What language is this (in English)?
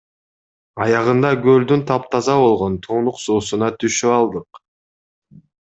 Kyrgyz